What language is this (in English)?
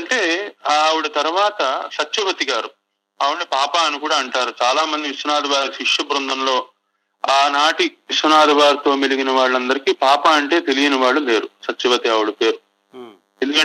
Telugu